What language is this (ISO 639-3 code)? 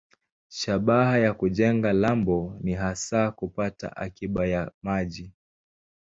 swa